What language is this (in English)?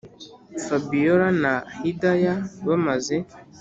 Kinyarwanda